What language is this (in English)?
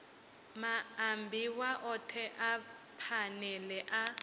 Venda